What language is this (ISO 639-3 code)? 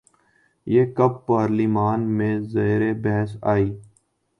urd